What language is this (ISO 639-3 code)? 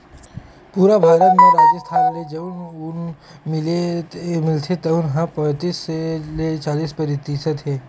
hne